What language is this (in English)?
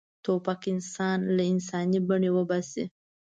Pashto